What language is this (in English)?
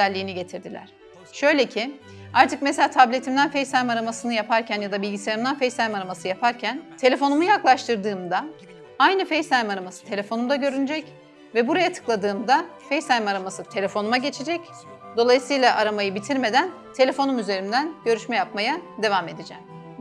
Turkish